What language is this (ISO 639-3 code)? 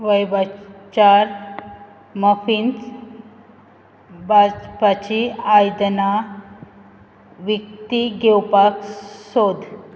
kok